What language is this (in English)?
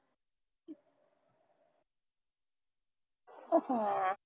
Punjabi